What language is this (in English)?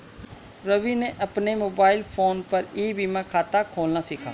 Hindi